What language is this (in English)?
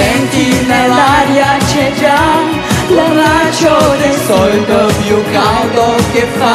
Romanian